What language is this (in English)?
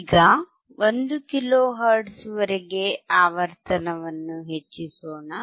Kannada